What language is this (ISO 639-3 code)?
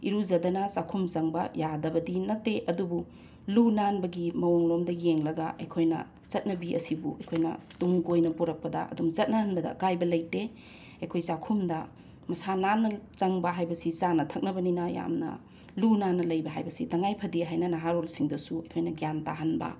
mni